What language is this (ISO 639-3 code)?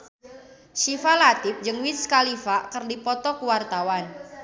sun